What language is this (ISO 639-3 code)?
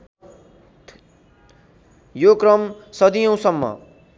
nep